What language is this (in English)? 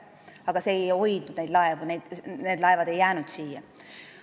Estonian